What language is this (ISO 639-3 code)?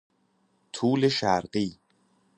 fas